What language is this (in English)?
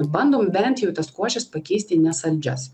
Lithuanian